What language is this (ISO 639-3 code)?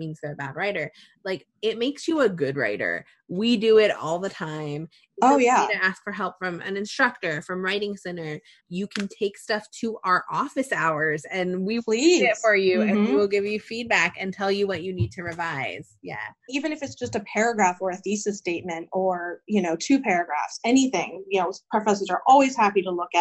eng